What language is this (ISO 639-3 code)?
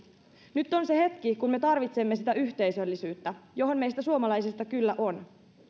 fin